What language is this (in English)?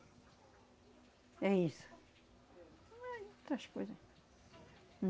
Portuguese